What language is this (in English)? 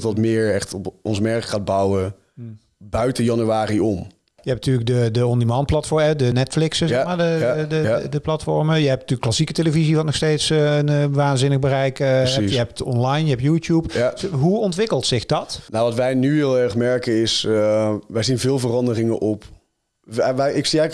Dutch